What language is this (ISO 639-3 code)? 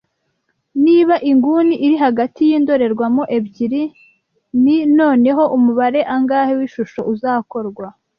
kin